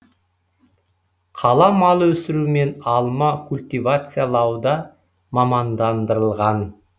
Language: Kazakh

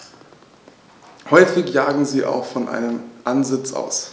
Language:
German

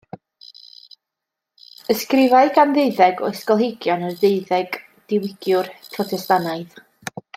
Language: Welsh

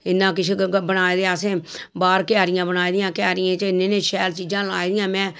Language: Dogri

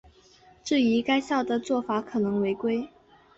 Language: Chinese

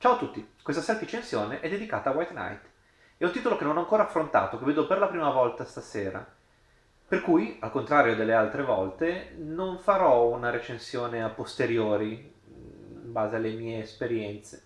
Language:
Italian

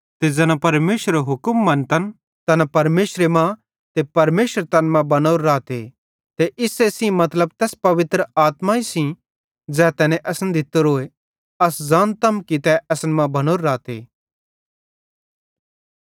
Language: Bhadrawahi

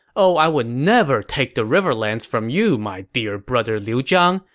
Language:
English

